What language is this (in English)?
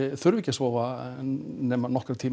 Icelandic